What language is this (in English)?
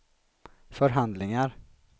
Swedish